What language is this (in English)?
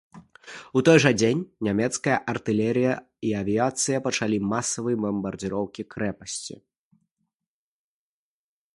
Belarusian